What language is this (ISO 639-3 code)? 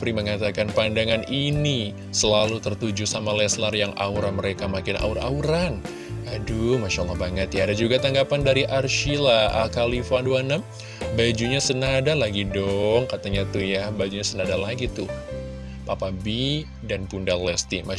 ind